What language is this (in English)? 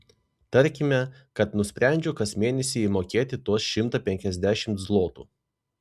Lithuanian